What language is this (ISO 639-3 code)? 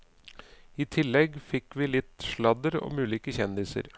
nor